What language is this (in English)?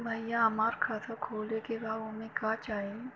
Bhojpuri